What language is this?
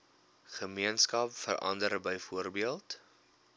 Afrikaans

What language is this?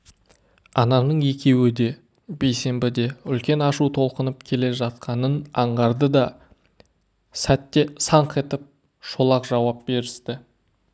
Kazakh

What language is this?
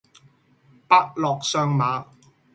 Cantonese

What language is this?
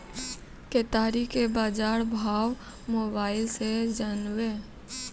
Maithili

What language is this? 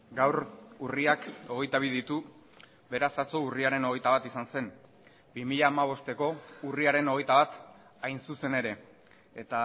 Basque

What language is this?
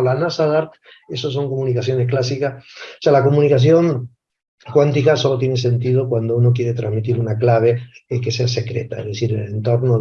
Spanish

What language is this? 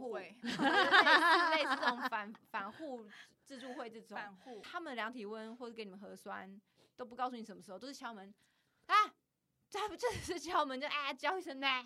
Chinese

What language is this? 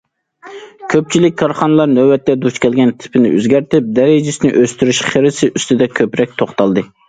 Uyghur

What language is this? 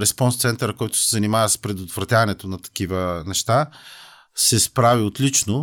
Bulgarian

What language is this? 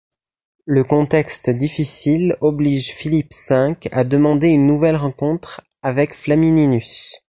French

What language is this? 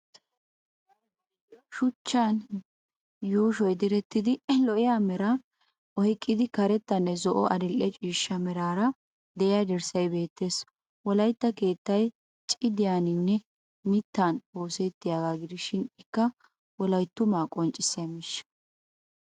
Wolaytta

